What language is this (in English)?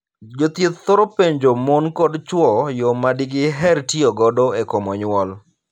Luo (Kenya and Tanzania)